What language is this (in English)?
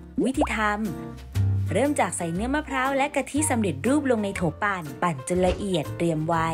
Thai